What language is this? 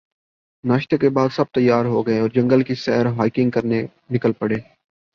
Urdu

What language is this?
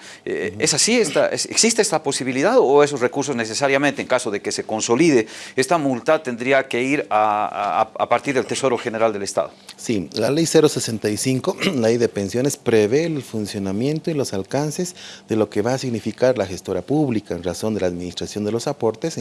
Spanish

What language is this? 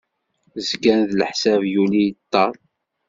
Kabyle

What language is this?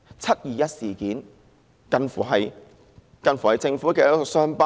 Cantonese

